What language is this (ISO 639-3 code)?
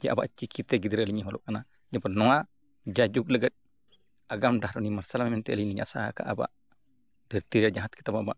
sat